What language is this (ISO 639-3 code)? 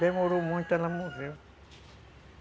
por